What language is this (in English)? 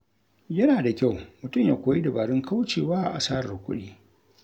Hausa